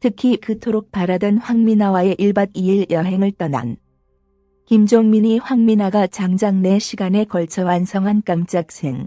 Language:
Korean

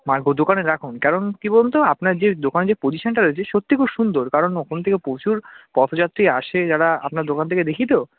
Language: Bangla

